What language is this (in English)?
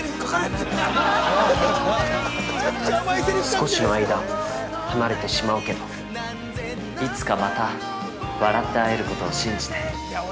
Japanese